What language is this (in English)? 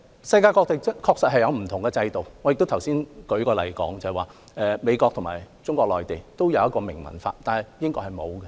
Cantonese